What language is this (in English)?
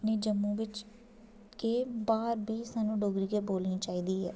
Dogri